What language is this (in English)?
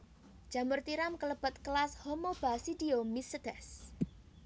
Javanese